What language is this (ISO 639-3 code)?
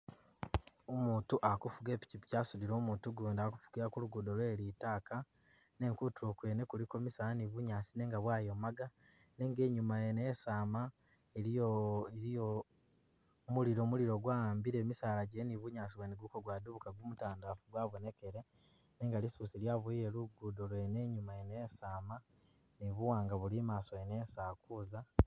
myx